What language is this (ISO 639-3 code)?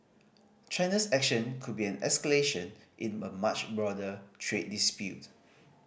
eng